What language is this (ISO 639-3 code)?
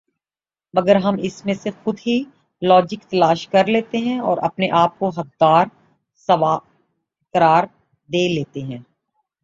urd